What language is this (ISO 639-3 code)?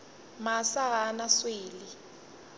nso